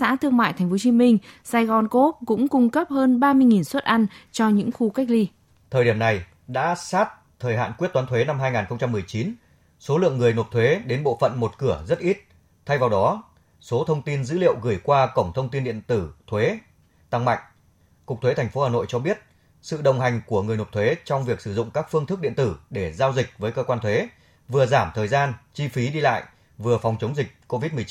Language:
Vietnamese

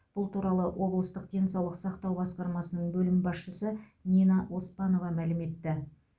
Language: Kazakh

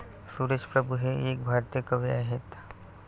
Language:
Marathi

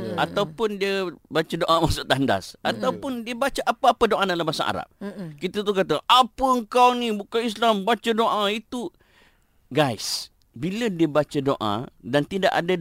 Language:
Malay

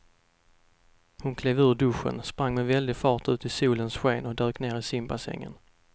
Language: Swedish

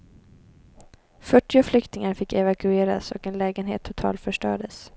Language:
Swedish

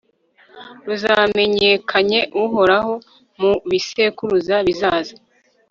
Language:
Kinyarwanda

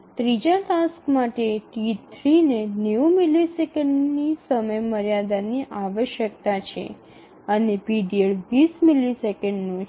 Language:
Gujarati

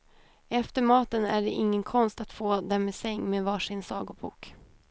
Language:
Swedish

